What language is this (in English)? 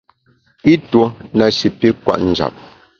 Bamun